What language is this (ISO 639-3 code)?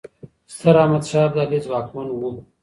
pus